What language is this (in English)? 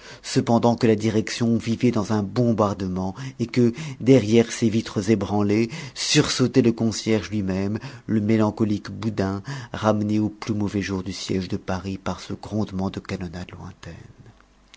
French